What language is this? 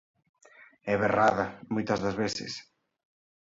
Galician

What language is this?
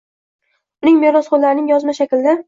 Uzbek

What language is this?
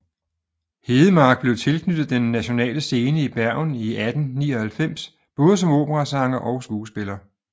Danish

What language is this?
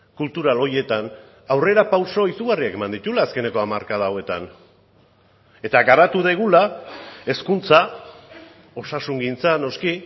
Basque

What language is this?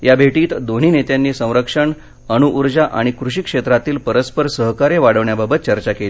Marathi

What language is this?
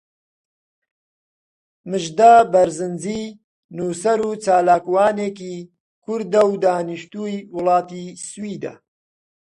Central Kurdish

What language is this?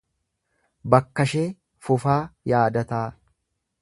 Oromo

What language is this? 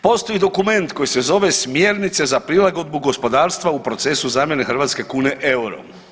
Croatian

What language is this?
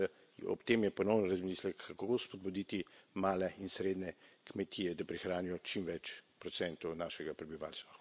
Slovenian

